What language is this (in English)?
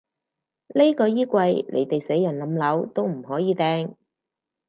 Cantonese